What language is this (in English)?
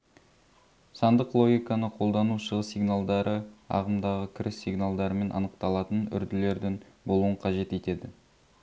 Kazakh